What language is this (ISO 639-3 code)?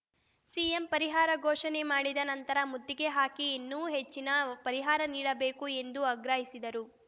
kan